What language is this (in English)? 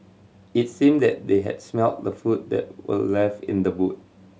English